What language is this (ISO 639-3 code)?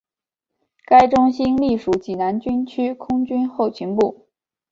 zho